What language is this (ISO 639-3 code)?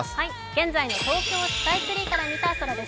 jpn